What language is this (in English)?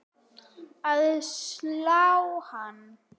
Icelandic